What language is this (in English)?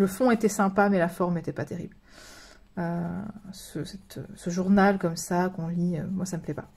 French